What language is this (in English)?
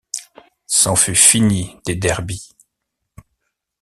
French